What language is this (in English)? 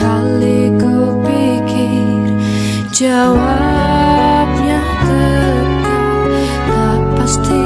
Indonesian